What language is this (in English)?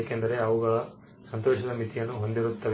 Kannada